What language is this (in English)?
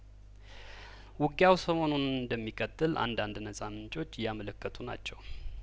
Amharic